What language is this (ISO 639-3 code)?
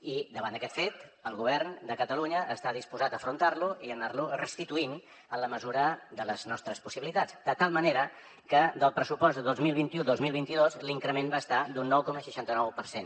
cat